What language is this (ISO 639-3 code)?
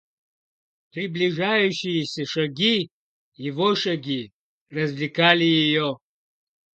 rus